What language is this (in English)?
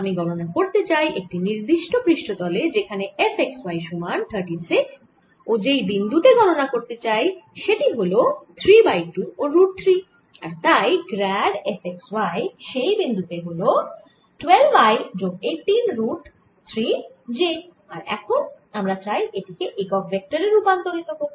Bangla